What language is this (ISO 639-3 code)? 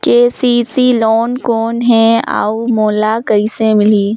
hne